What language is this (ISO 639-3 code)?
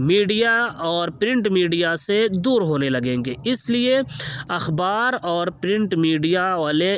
urd